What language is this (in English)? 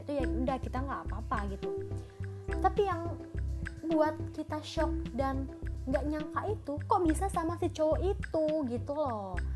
Indonesian